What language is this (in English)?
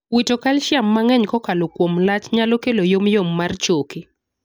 Luo (Kenya and Tanzania)